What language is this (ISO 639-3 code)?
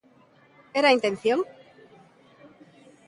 glg